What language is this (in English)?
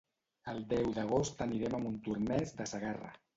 Catalan